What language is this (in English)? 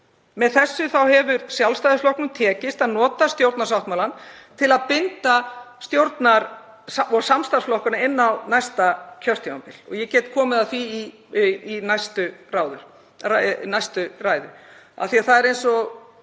Icelandic